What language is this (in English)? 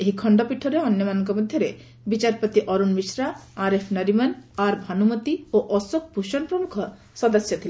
Odia